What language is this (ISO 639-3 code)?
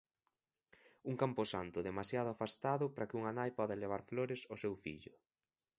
glg